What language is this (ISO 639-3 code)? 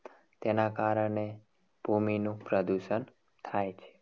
guj